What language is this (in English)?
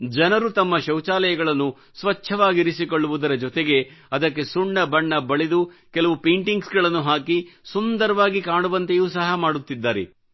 Kannada